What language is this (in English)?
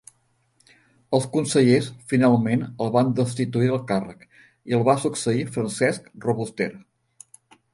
Catalan